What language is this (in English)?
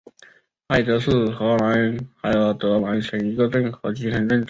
Chinese